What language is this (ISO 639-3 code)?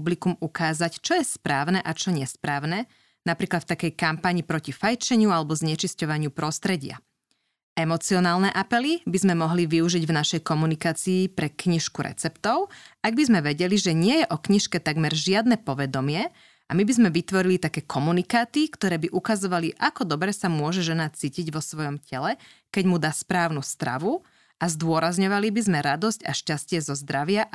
slk